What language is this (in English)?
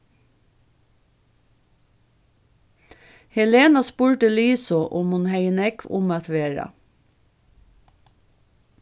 Faroese